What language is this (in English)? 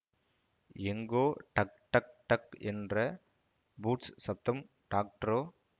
Tamil